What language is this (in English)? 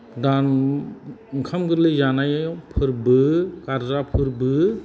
Bodo